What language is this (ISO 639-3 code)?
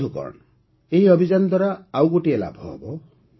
ori